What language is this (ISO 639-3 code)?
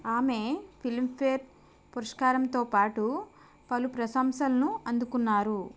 tel